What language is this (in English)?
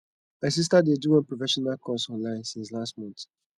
Nigerian Pidgin